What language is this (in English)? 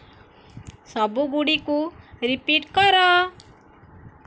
Odia